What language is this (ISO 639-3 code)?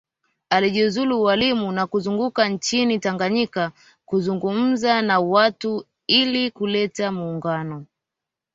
swa